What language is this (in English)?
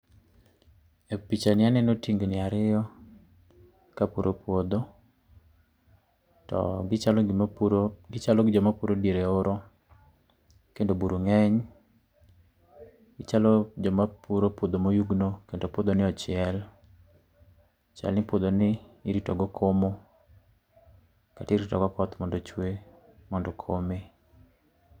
Luo (Kenya and Tanzania)